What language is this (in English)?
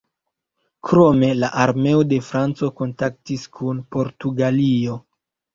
Esperanto